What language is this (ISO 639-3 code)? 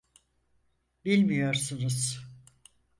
tur